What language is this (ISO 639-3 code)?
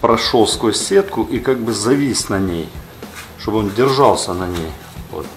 rus